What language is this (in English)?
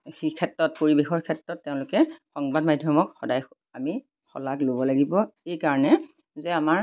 Assamese